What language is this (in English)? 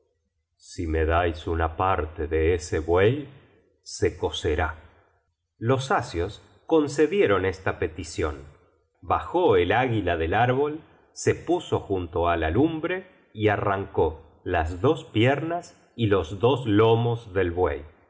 Spanish